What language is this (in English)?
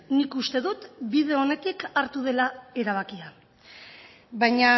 Basque